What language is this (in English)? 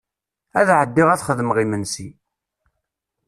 Kabyle